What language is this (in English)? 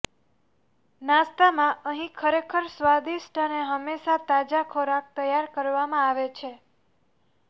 Gujarati